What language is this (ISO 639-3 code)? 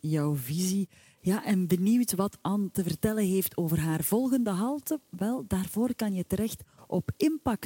nld